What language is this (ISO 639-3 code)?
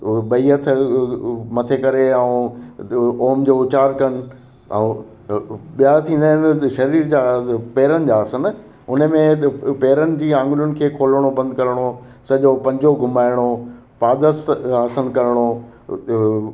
snd